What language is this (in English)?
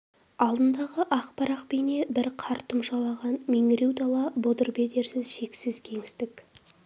Kazakh